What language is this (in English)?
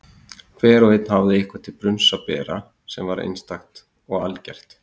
Icelandic